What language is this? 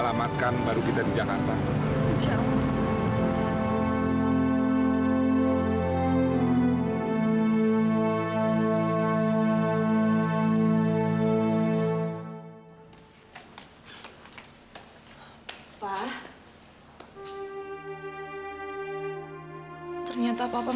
Indonesian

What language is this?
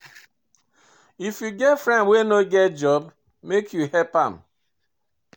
Nigerian Pidgin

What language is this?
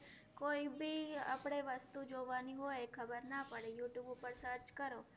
Gujarati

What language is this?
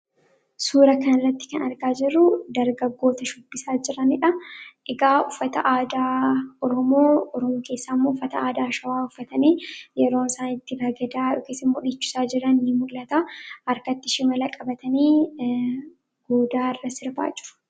Oromo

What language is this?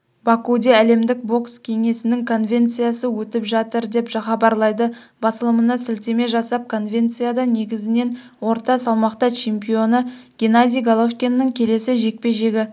Kazakh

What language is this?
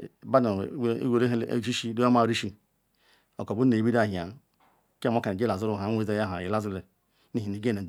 Ikwere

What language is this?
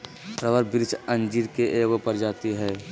Magahi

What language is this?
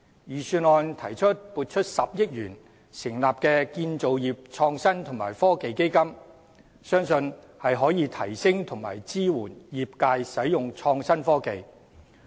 Cantonese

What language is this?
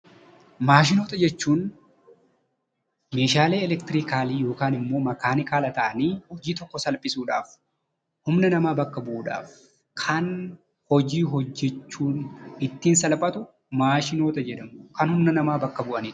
Oromo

